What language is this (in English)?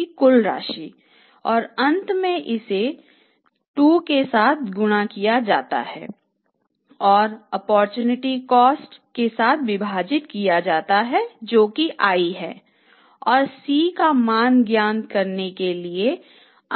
Hindi